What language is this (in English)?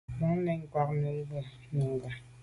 Medumba